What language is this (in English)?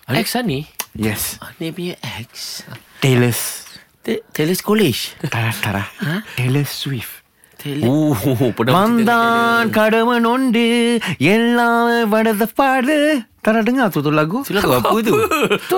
Malay